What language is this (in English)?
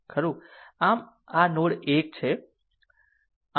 Gujarati